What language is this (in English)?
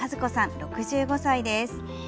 Japanese